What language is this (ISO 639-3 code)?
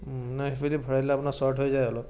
asm